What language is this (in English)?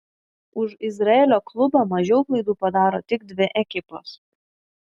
Lithuanian